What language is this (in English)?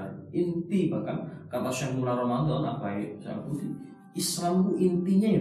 Malay